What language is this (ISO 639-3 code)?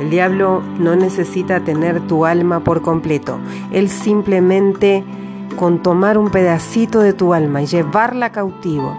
spa